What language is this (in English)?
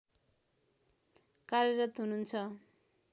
Nepali